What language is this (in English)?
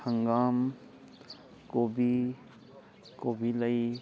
Manipuri